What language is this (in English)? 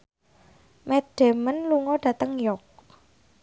Javanese